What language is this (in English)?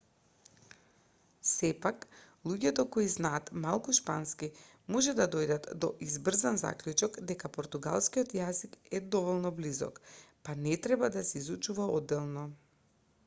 Macedonian